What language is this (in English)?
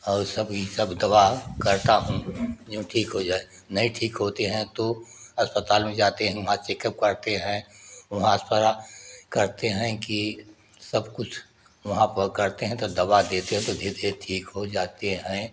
Hindi